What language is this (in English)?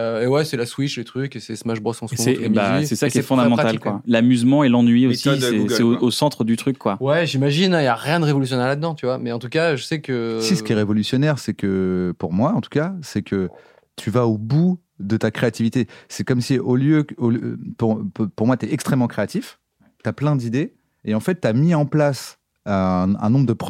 French